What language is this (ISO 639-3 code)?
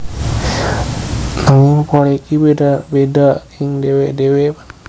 jav